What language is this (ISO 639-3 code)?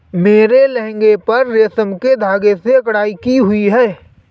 hin